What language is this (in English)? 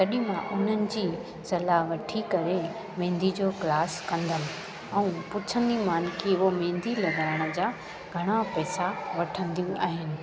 Sindhi